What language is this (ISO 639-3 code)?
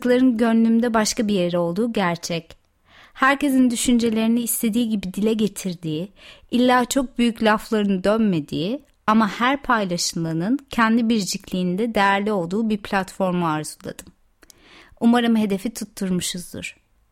tur